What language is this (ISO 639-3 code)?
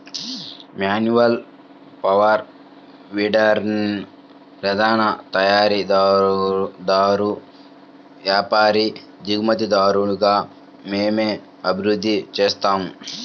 tel